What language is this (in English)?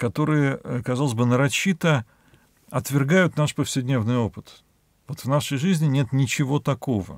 Russian